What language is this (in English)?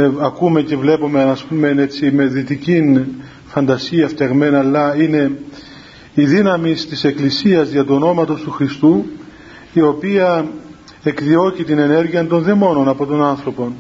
Greek